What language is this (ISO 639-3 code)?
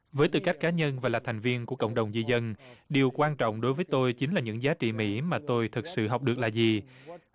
vie